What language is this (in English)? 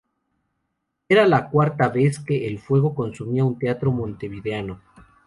Spanish